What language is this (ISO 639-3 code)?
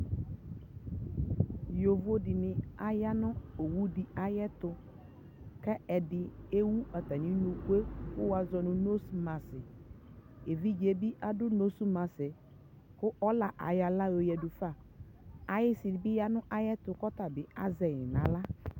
kpo